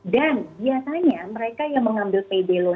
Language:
Indonesian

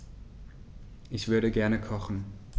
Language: German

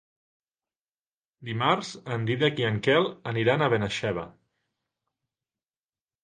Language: Catalan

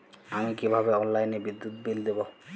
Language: Bangla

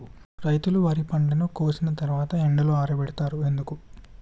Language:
Telugu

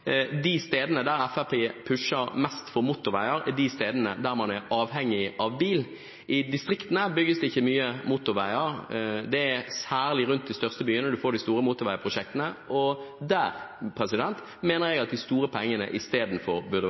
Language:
Norwegian Bokmål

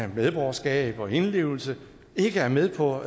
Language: Danish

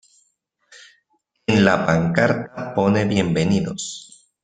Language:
Spanish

